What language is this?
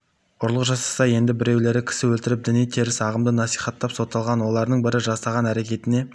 Kazakh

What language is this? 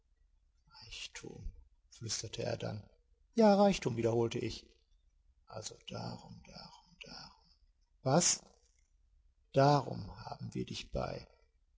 German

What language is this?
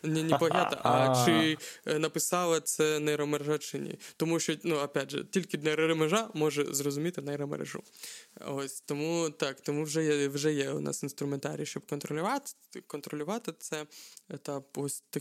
Ukrainian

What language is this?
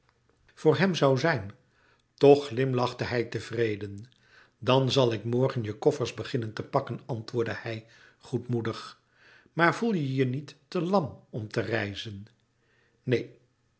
Dutch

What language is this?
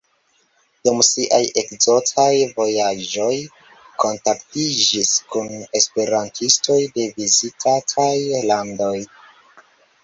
Esperanto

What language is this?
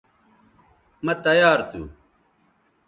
Bateri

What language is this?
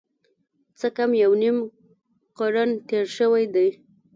Pashto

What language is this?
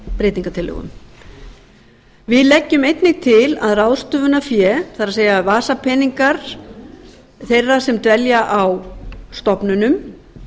Icelandic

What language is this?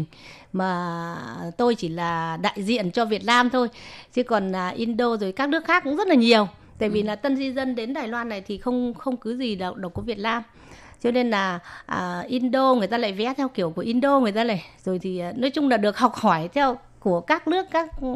Vietnamese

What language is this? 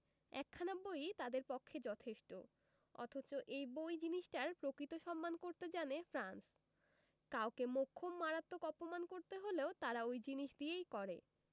Bangla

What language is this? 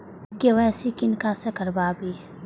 Maithili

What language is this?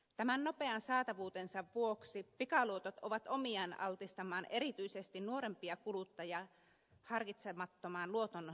Finnish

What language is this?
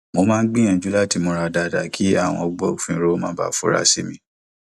Yoruba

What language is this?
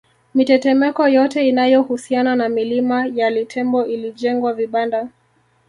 Swahili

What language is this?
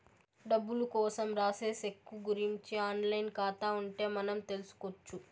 Telugu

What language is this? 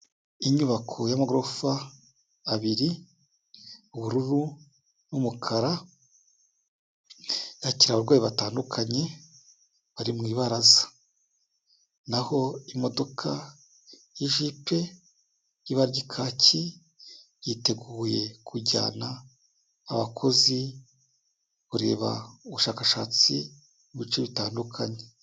Kinyarwanda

